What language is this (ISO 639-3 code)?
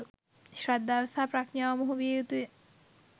sin